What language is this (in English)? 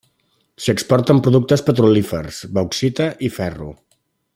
Catalan